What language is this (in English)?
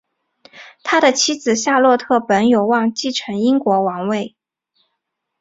Chinese